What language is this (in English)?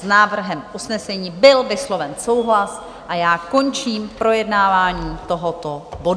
Czech